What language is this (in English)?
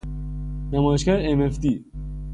Persian